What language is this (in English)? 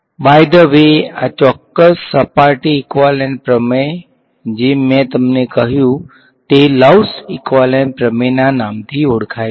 Gujarati